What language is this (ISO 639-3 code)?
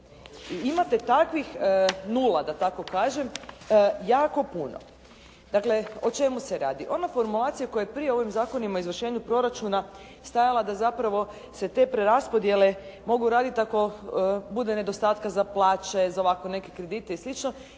hrv